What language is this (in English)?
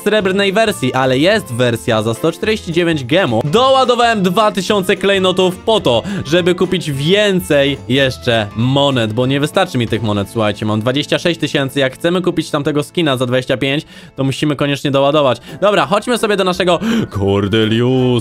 Polish